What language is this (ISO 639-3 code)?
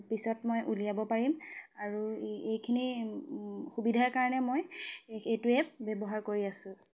asm